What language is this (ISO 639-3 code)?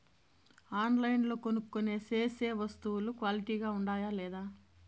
tel